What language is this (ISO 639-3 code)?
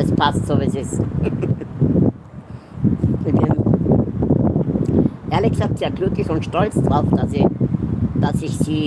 deu